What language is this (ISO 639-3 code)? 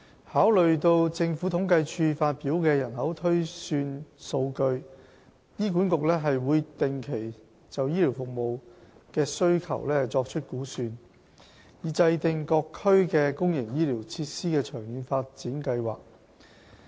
yue